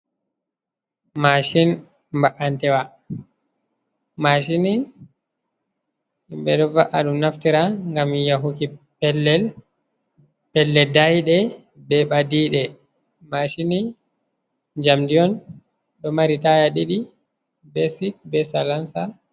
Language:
Fula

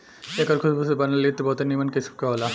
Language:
Bhojpuri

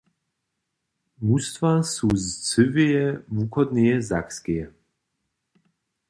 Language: Upper Sorbian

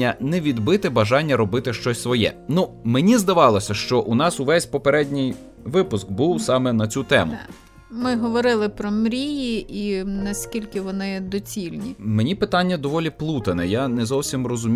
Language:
Ukrainian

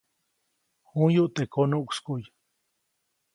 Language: Copainalá Zoque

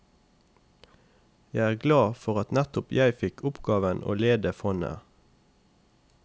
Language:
Norwegian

